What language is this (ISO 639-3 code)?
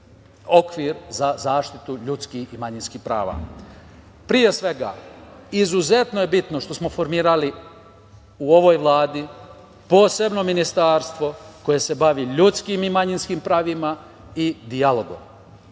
srp